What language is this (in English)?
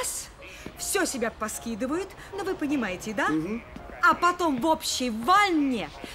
Russian